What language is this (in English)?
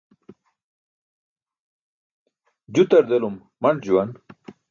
Burushaski